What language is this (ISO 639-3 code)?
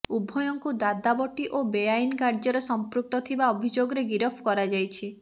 ori